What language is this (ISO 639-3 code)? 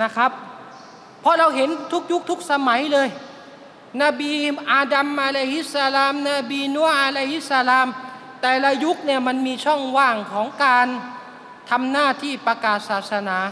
tha